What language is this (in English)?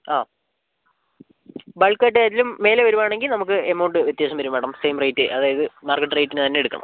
Malayalam